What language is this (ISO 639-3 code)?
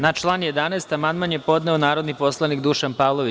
srp